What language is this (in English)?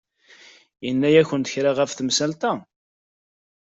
Kabyle